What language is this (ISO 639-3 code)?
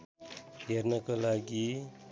nep